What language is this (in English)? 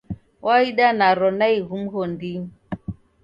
Taita